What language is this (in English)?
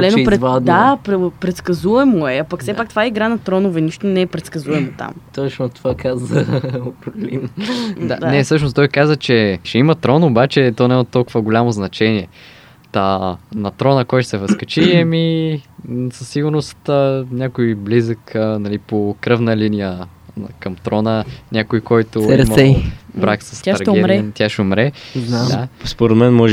Bulgarian